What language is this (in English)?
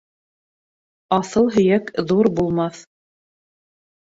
Bashkir